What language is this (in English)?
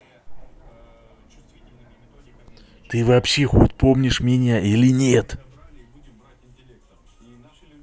Russian